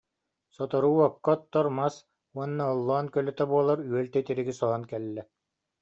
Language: Yakut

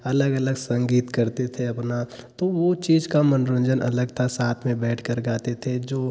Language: Hindi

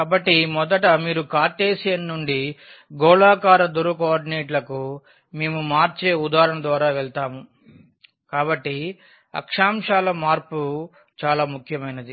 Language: Telugu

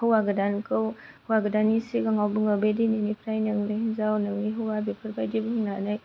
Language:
Bodo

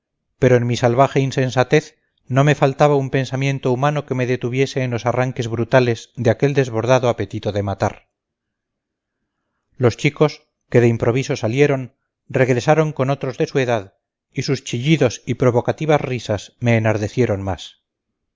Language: Spanish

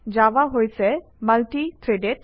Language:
Assamese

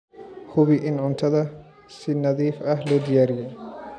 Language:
Somali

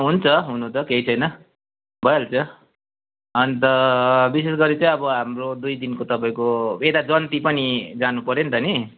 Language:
Nepali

